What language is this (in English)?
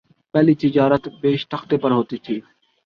Urdu